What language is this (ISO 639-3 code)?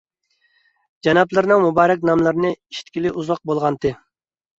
uig